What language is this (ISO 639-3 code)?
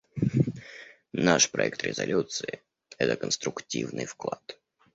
rus